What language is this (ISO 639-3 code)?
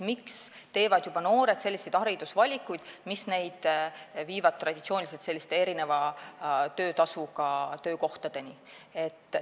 est